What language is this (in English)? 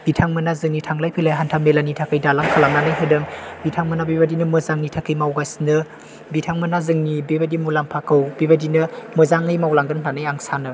Bodo